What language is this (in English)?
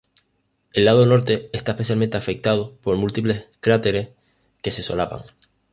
Spanish